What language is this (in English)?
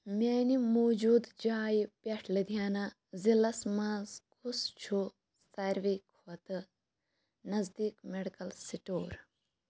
Kashmiri